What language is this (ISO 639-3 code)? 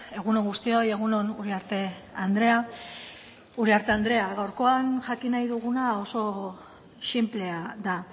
eus